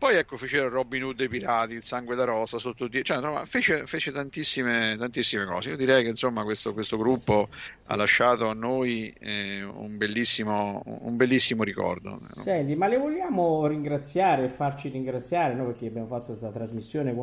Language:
Italian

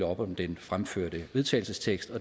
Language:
Danish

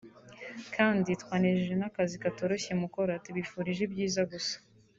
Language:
Kinyarwanda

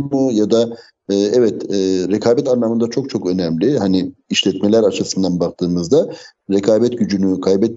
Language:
Turkish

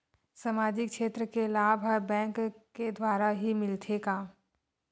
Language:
Chhattisgarhi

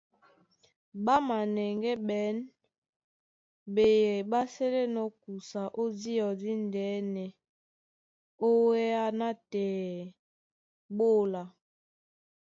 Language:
Duala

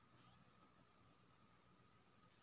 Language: Maithili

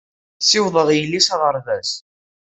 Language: Kabyle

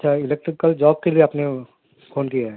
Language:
Urdu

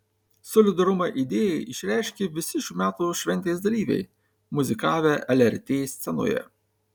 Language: Lithuanian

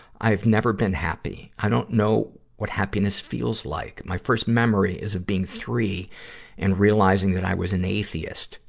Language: English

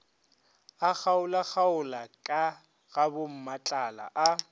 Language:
Northern Sotho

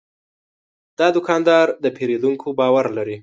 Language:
Pashto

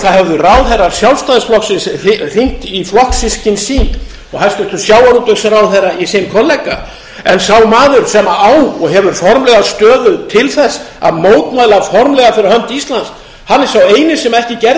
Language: Icelandic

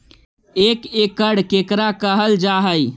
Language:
Magahi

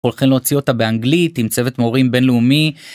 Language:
Hebrew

